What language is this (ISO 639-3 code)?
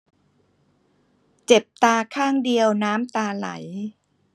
tha